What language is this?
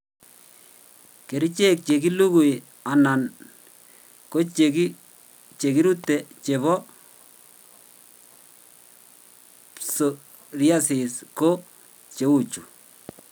Kalenjin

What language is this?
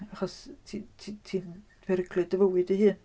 Welsh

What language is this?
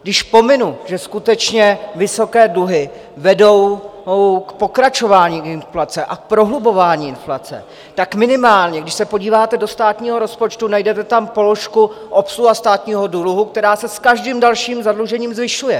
Czech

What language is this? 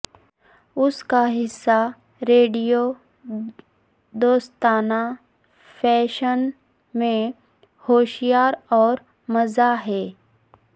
Urdu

